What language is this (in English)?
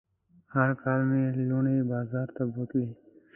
Pashto